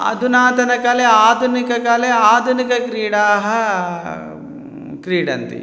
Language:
Sanskrit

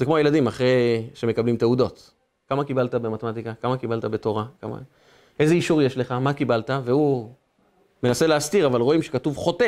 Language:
Hebrew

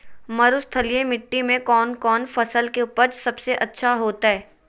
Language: Magahi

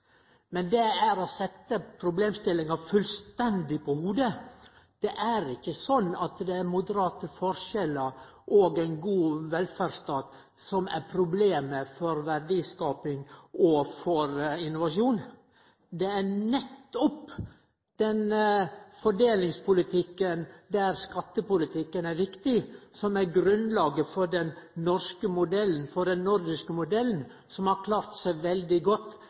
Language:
Norwegian Nynorsk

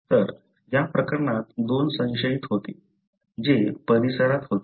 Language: Marathi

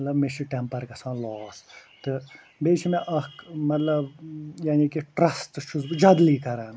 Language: Kashmiri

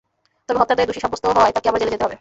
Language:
Bangla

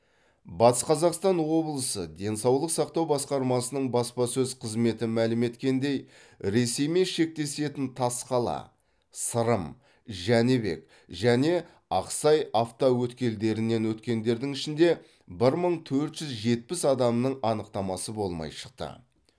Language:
Kazakh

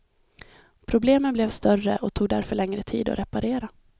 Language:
Swedish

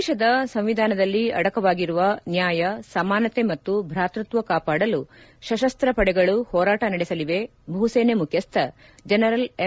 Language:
Kannada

